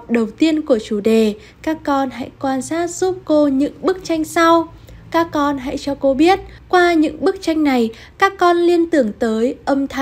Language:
Vietnamese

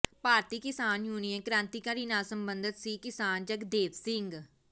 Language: Punjabi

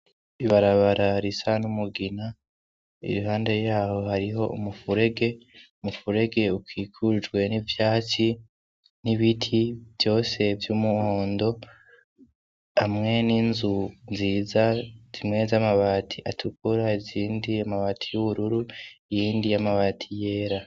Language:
Rundi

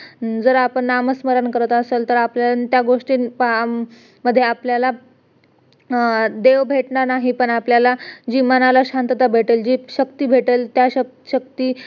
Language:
Marathi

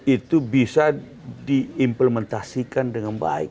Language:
Indonesian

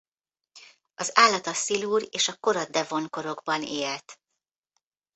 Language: Hungarian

